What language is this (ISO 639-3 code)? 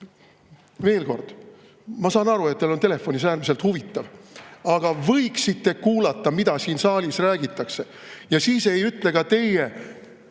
est